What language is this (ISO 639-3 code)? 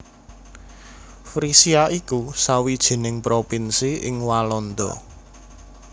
jav